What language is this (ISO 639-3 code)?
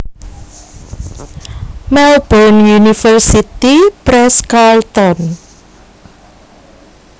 jav